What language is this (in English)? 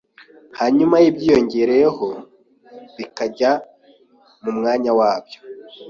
Kinyarwanda